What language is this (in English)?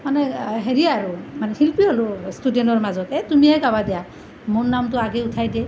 Assamese